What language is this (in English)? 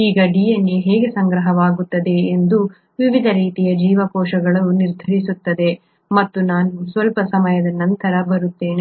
Kannada